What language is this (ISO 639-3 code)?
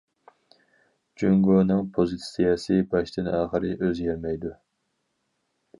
uig